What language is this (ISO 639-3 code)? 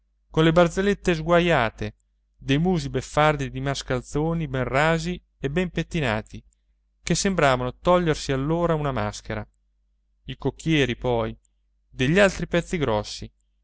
ita